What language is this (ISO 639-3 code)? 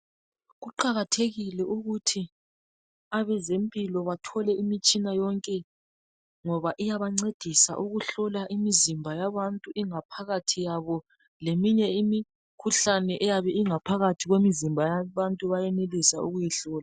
nde